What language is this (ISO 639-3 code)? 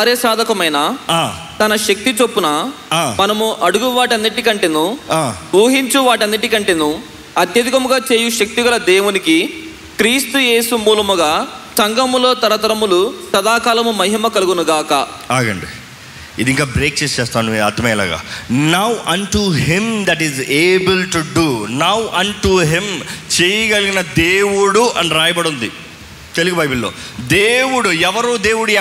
tel